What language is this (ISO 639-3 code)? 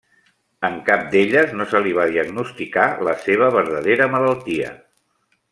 cat